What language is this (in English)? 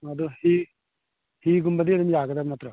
Manipuri